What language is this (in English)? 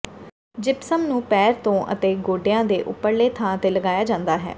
Punjabi